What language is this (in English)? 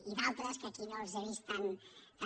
Catalan